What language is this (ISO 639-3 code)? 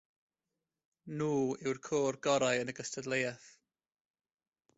cym